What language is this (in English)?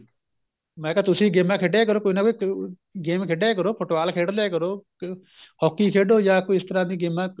Punjabi